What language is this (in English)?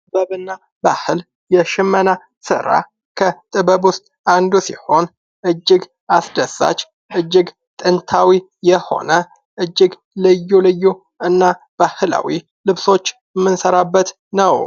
Amharic